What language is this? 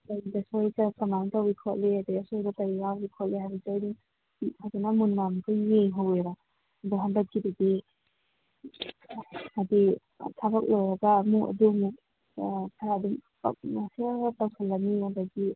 Manipuri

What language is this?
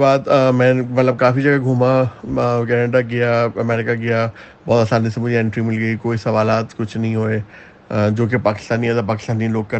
Urdu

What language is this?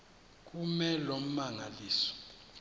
Xhosa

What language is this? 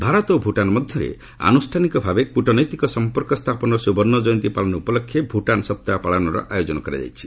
Odia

